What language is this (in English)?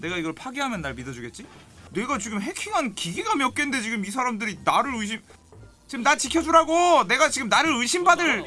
Korean